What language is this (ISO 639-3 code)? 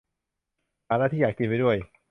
tha